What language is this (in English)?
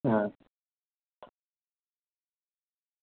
Dogri